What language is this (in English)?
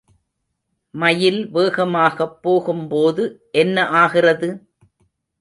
Tamil